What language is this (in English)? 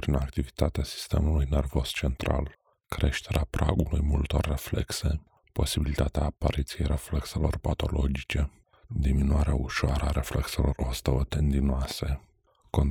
Romanian